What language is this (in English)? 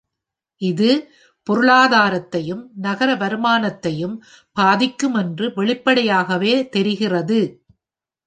Tamil